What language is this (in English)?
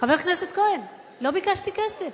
Hebrew